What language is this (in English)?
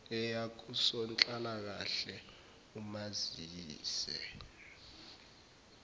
Zulu